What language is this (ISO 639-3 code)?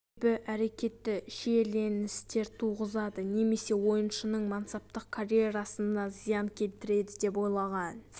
kaz